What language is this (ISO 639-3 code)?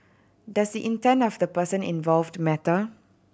eng